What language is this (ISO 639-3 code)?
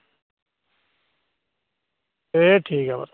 doi